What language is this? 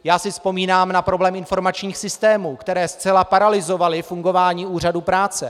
Czech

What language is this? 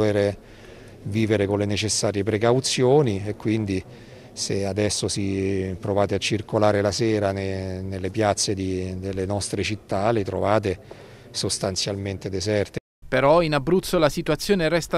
Italian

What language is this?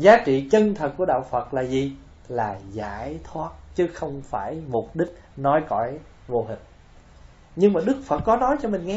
Vietnamese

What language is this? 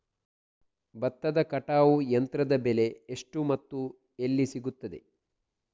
Kannada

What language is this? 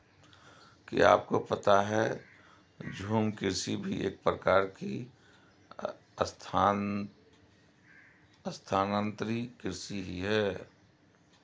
Hindi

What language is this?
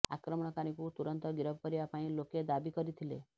Odia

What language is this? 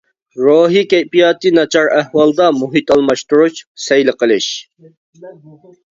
Uyghur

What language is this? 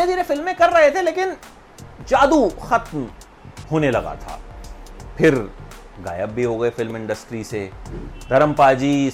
Hindi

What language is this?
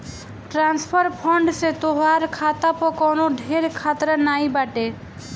Bhojpuri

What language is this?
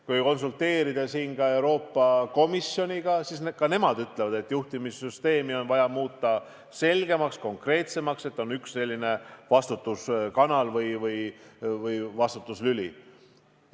Estonian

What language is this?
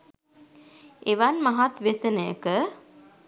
Sinhala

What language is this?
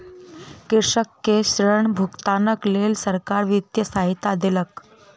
Maithili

